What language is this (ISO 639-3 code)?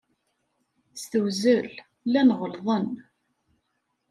kab